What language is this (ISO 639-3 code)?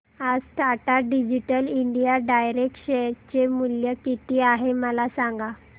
mar